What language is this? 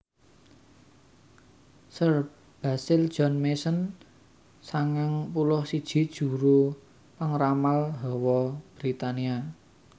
Javanese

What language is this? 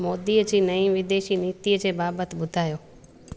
Sindhi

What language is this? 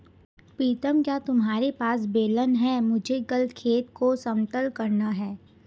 Hindi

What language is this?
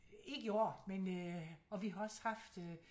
Danish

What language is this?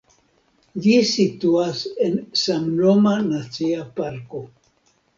Esperanto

